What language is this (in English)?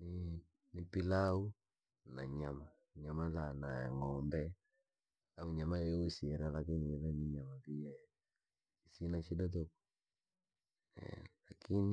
Langi